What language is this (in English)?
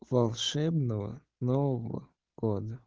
Russian